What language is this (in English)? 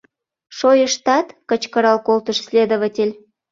Mari